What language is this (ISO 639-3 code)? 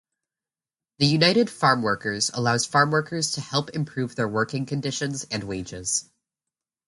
eng